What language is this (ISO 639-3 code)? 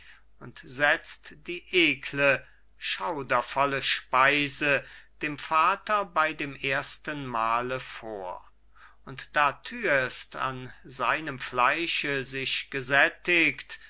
deu